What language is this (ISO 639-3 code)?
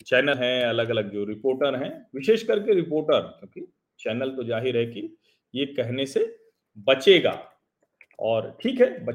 hin